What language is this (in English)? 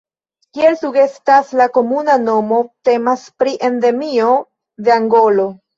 Esperanto